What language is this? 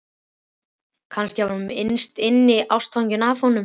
Icelandic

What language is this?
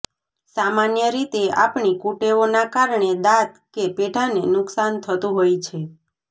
Gujarati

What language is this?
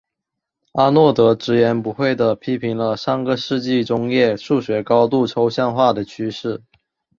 Chinese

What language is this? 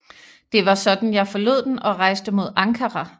Danish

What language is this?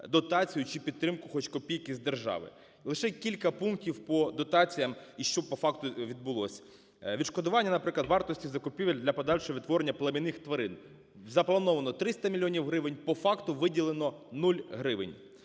Ukrainian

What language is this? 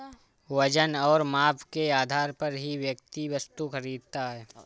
Hindi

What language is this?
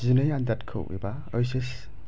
Bodo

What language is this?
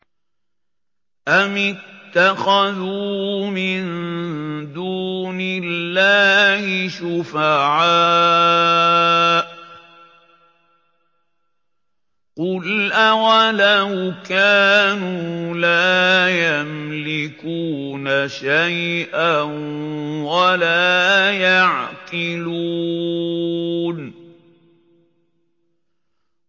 Arabic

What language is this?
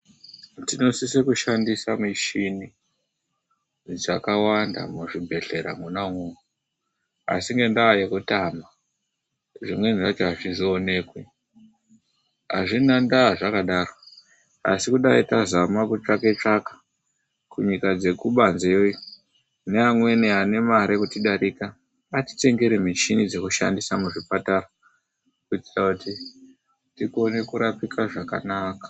Ndau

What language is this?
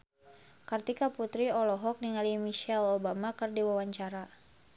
Sundanese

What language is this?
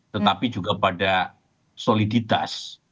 Indonesian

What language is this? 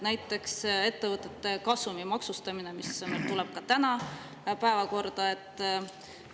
Estonian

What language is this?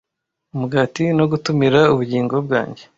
Kinyarwanda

